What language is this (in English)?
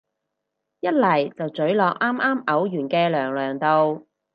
Cantonese